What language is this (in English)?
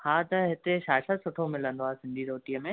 Sindhi